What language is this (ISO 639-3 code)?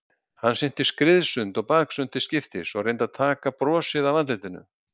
isl